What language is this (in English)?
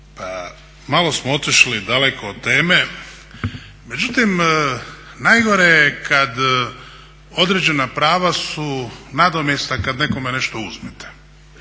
Croatian